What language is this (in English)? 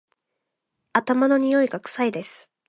Japanese